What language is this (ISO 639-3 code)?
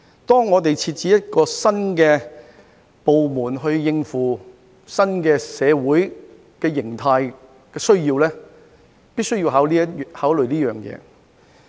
yue